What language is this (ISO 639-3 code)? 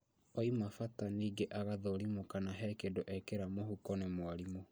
kik